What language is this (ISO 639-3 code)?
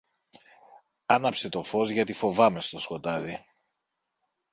ell